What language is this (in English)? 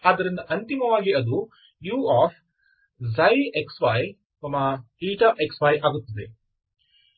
Kannada